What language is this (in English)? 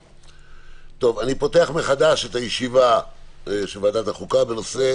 Hebrew